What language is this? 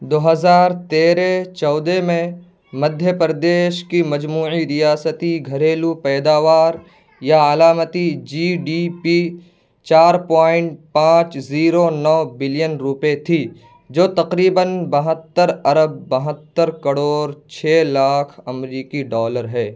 Urdu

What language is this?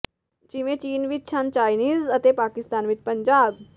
Punjabi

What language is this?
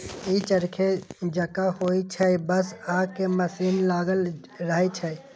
Maithili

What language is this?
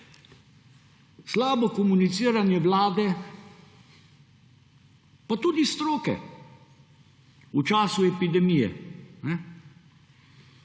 Slovenian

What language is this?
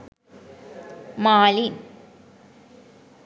Sinhala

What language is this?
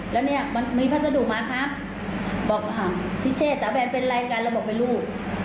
Thai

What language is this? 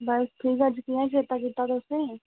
Dogri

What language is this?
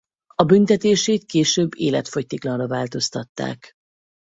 Hungarian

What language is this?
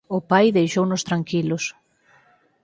Galician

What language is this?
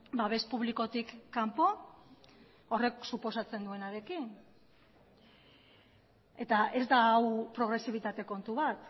Basque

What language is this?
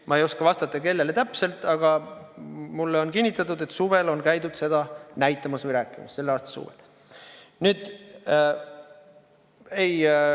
Estonian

